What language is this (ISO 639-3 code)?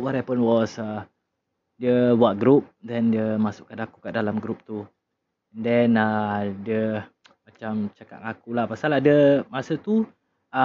msa